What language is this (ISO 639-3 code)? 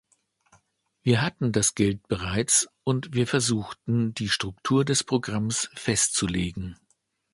deu